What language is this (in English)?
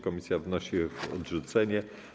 Polish